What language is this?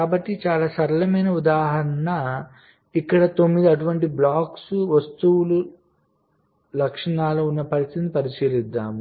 Telugu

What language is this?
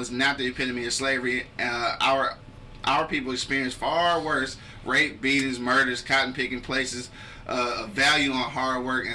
English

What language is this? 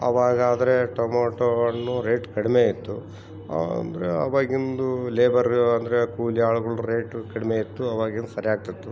Kannada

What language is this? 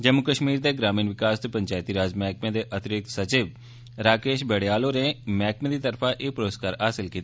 Dogri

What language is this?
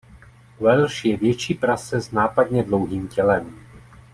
Czech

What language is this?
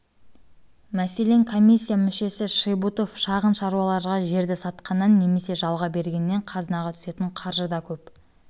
Kazakh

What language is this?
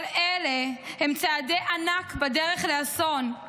Hebrew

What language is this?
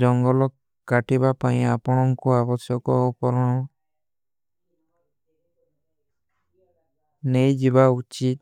Kui (India)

